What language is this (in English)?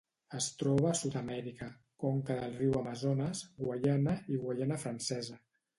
Catalan